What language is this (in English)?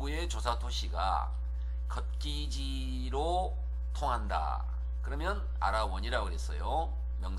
Korean